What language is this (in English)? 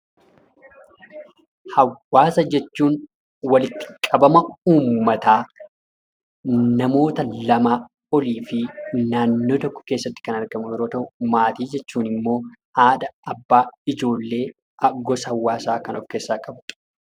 Oromo